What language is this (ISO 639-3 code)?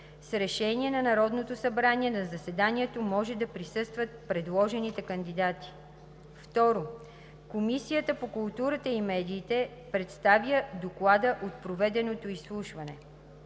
bul